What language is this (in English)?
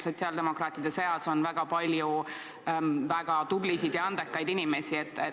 Estonian